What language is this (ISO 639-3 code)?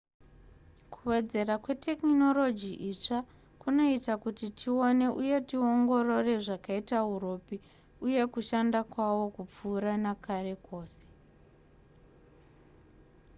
sna